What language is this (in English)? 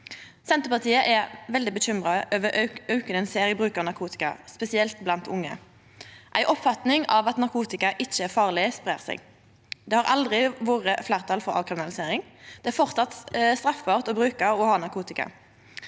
Norwegian